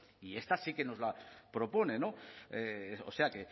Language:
Spanish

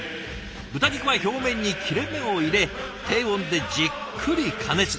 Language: Japanese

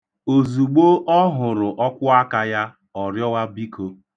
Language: Igbo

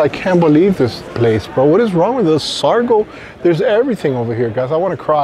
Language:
English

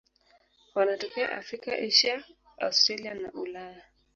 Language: Swahili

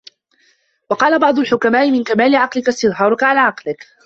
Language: Arabic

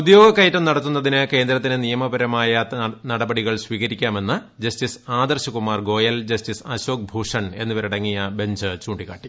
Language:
Malayalam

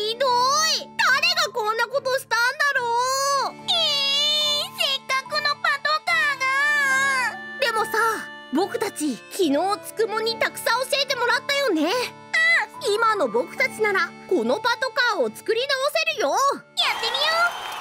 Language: Japanese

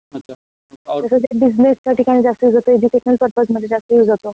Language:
Marathi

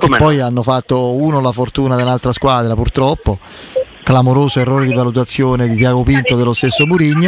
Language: Italian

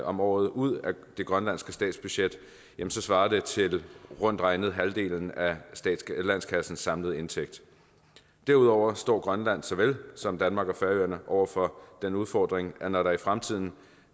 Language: Danish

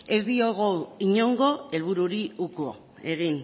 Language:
Basque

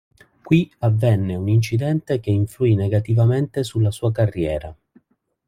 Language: Italian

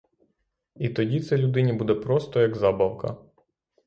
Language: Ukrainian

